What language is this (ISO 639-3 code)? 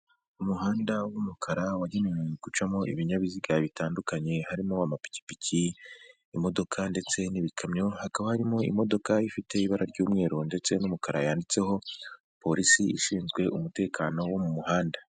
kin